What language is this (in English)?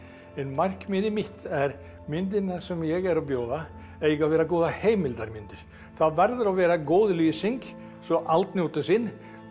Icelandic